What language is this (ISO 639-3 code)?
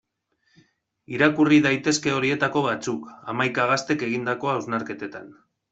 eus